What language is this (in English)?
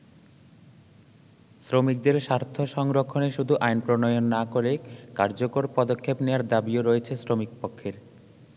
Bangla